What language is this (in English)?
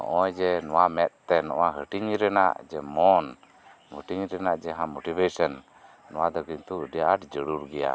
Santali